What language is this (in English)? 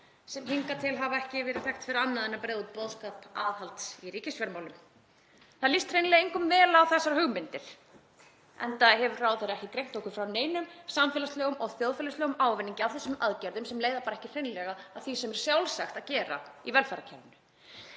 Icelandic